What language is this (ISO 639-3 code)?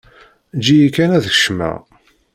kab